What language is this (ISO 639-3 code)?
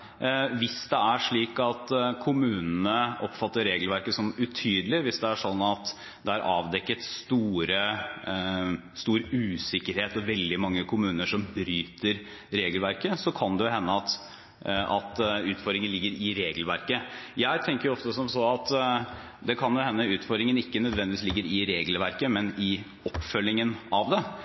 nob